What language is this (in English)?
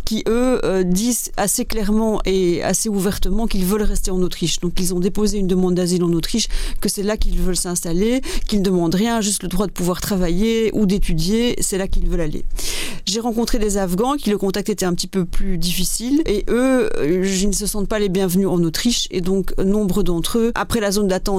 French